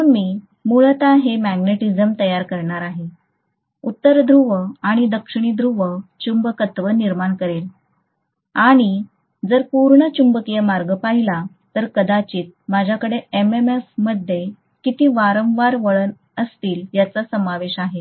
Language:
Marathi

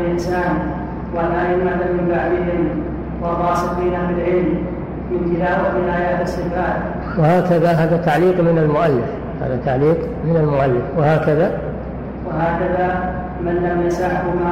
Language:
Arabic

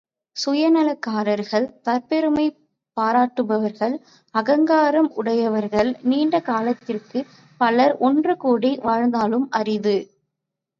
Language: Tamil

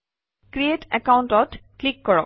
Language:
Assamese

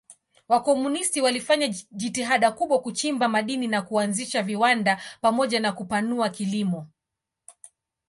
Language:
Swahili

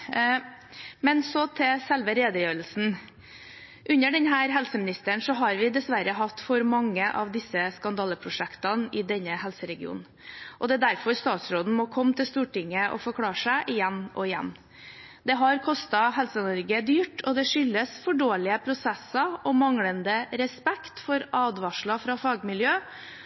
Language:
Norwegian Bokmål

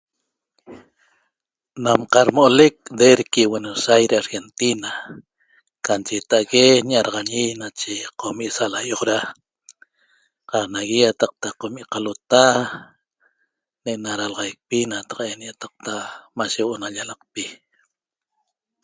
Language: Toba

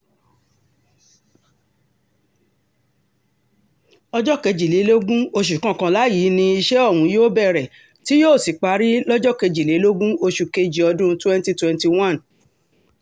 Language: Yoruba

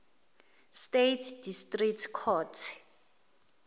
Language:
Zulu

